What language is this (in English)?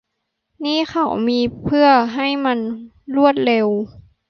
Thai